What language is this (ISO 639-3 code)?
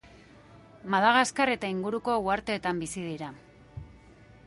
eus